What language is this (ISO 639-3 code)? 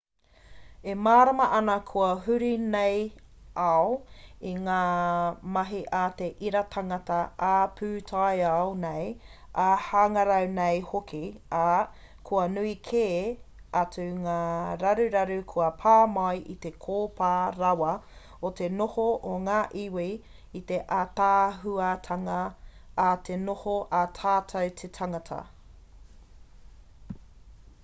mri